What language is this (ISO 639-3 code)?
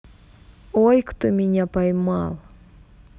rus